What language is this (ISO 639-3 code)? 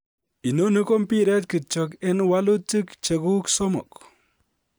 kln